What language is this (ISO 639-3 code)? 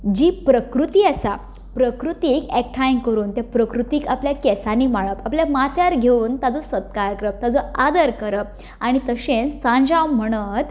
kok